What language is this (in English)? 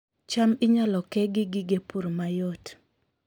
Luo (Kenya and Tanzania)